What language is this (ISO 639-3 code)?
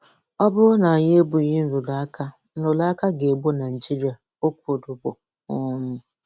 ibo